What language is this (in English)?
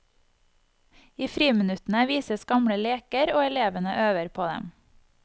Norwegian